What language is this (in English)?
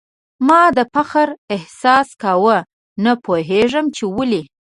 Pashto